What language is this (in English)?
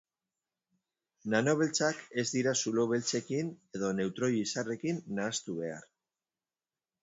Basque